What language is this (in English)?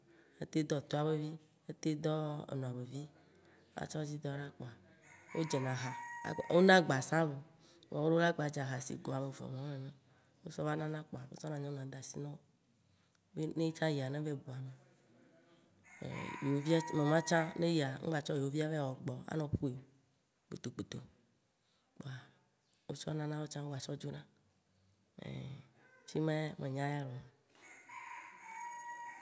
Waci Gbe